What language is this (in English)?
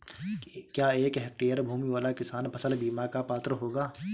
Hindi